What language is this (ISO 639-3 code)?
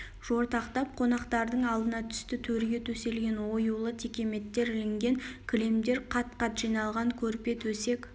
kaz